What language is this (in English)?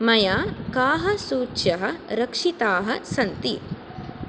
Sanskrit